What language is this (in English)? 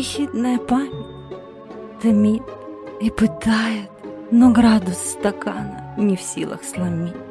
Russian